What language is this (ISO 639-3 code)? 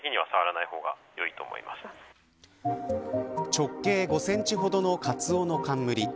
jpn